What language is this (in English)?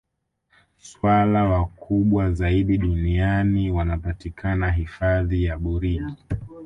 Swahili